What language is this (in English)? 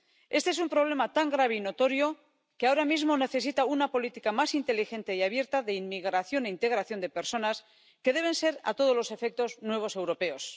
Spanish